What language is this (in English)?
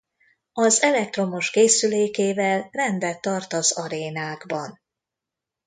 Hungarian